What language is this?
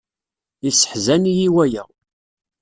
Kabyle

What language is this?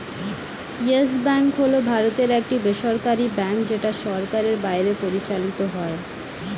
Bangla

